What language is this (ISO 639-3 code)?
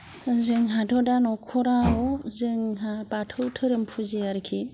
brx